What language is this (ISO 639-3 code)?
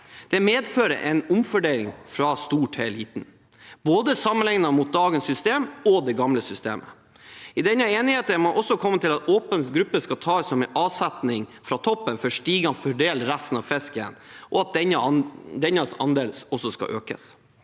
nor